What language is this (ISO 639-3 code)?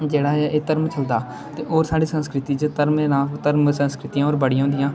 doi